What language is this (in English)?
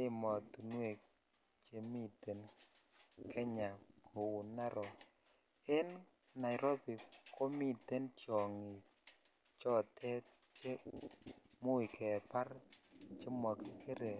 Kalenjin